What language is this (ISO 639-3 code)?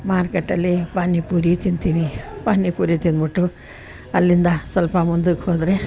kan